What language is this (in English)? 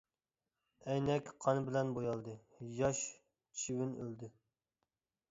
Uyghur